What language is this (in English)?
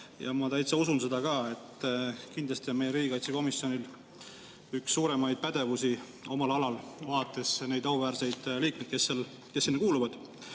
Estonian